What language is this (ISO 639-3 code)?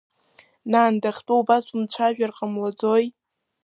abk